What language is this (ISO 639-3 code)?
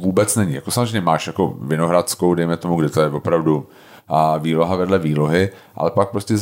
ces